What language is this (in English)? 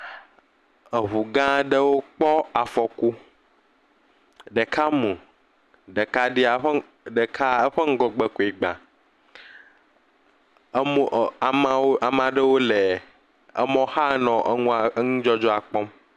Ewe